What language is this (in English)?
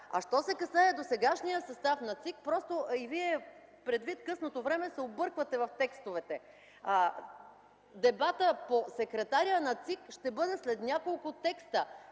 Bulgarian